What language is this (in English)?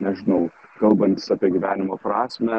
Lithuanian